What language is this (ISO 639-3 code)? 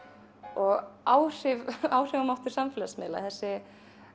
isl